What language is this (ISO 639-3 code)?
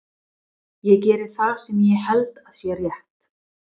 isl